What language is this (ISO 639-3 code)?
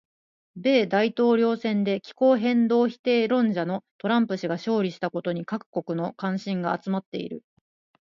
jpn